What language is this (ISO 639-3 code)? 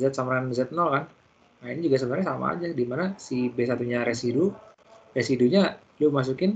ind